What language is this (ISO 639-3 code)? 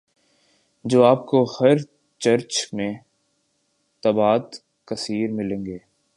urd